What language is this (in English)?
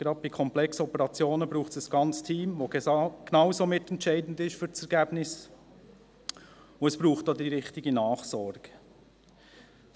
Swiss German